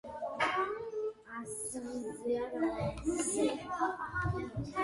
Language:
Georgian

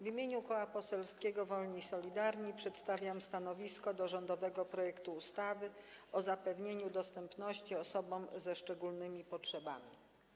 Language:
Polish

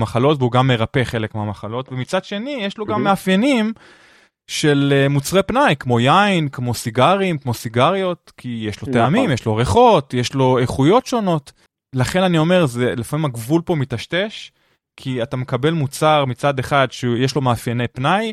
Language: Hebrew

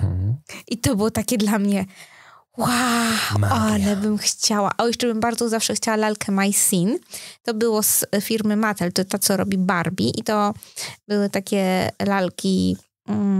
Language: Polish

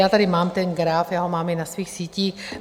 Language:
Czech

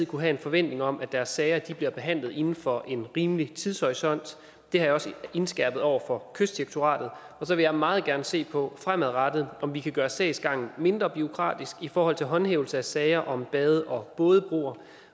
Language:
Danish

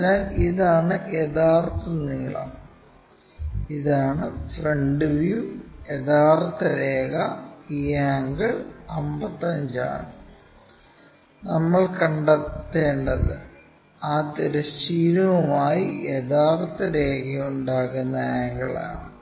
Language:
Malayalam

